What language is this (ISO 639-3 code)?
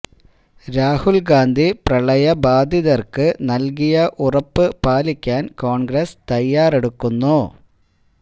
mal